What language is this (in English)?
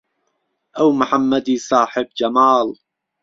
Central Kurdish